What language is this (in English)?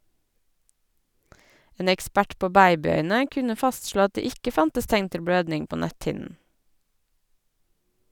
Norwegian